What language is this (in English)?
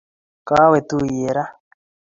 Kalenjin